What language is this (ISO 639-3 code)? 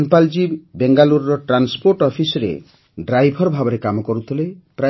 ori